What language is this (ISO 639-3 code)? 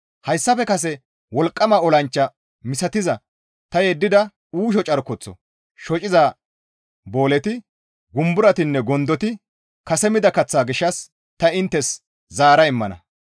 gmv